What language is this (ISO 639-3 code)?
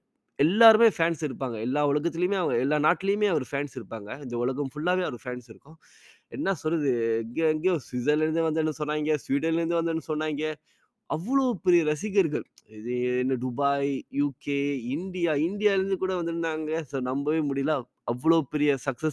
tam